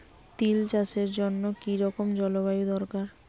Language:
Bangla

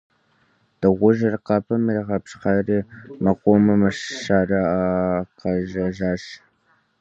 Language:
Kabardian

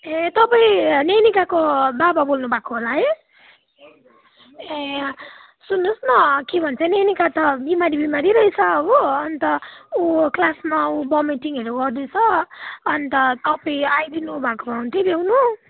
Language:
Nepali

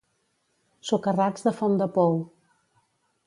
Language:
Catalan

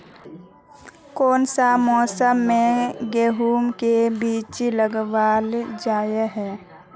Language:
Magahi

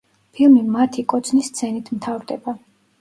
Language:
Georgian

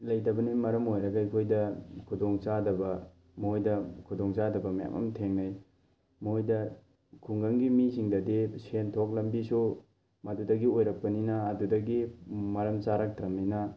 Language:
Manipuri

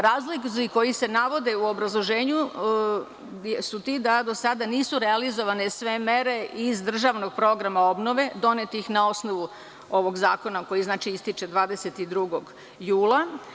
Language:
Serbian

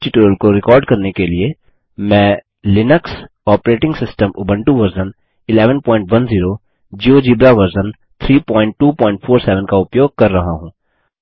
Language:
Hindi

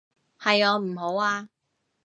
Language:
Cantonese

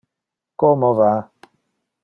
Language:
Interlingua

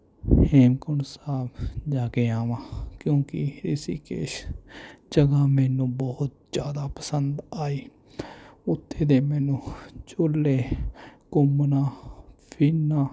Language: Punjabi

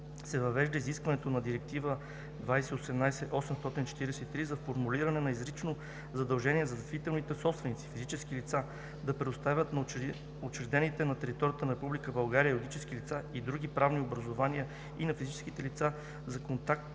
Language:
Bulgarian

